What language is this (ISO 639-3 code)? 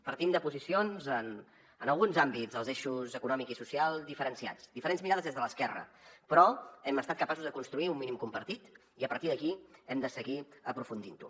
cat